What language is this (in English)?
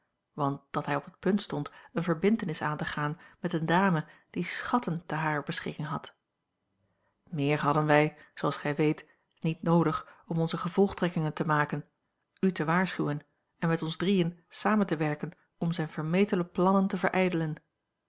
Dutch